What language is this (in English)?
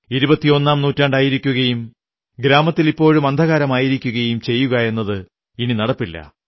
Malayalam